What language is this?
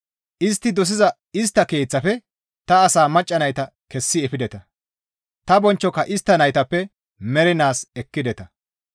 Gamo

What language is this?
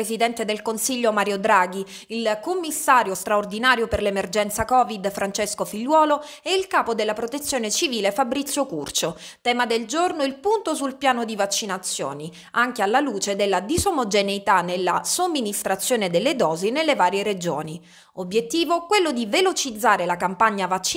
Italian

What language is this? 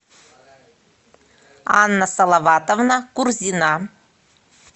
Russian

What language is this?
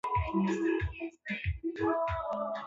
Swahili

